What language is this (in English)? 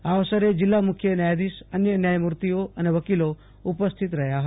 Gujarati